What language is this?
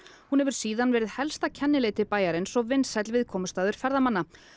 Icelandic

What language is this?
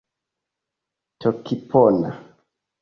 Esperanto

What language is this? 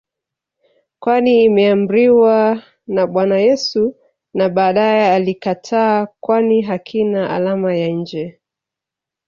Swahili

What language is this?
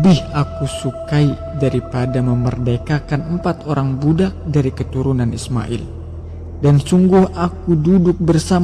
Indonesian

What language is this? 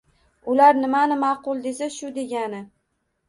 Uzbek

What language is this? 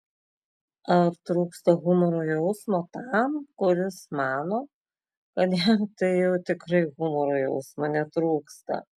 Lithuanian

